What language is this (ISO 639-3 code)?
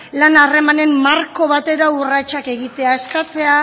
eus